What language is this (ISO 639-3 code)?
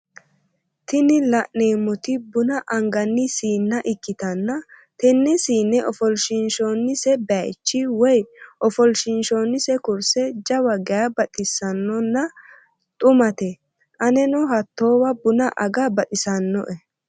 sid